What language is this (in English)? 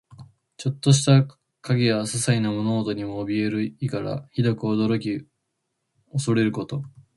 Japanese